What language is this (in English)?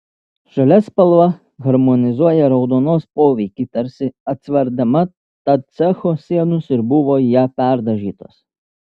Lithuanian